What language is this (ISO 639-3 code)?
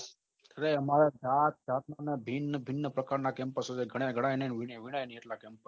guj